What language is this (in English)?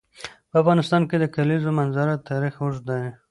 Pashto